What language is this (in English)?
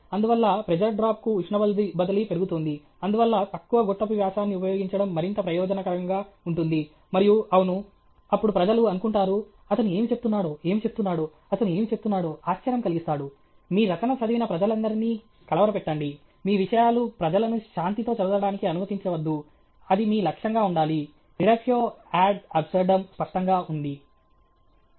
Telugu